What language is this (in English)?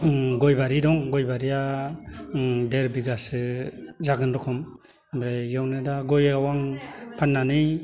Bodo